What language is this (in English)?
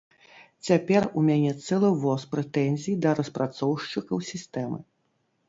Belarusian